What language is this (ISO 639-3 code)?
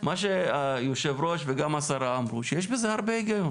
heb